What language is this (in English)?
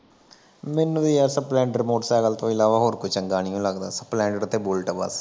Punjabi